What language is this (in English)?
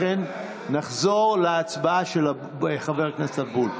Hebrew